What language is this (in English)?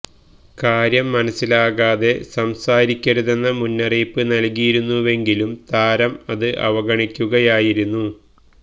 Malayalam